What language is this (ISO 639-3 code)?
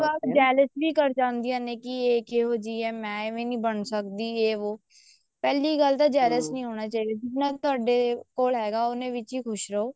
pan